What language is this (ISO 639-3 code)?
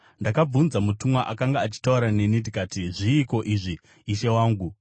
sna